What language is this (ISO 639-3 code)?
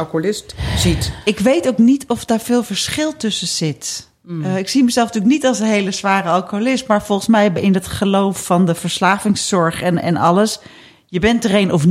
nld